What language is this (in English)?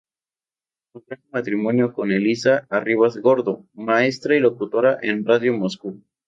Spanish